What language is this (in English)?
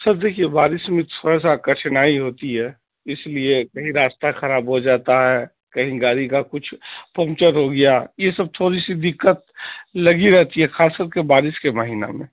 Urdu